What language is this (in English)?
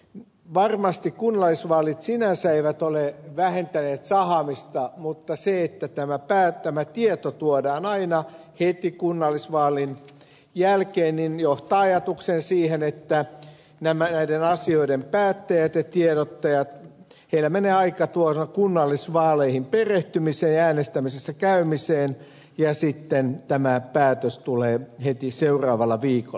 Finnish